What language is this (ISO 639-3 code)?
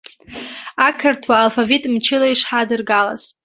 abk